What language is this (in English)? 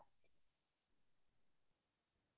Assamese